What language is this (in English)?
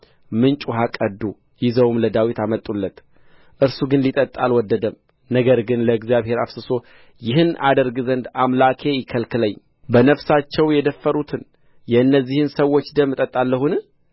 Amharic